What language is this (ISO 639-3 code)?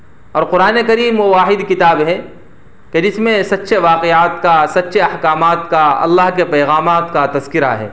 urd